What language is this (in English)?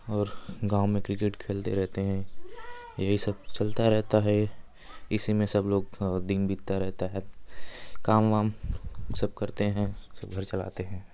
Hindi